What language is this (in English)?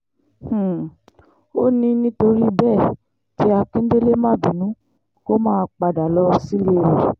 Yoruba